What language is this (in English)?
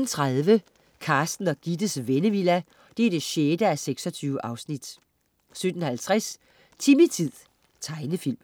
Danish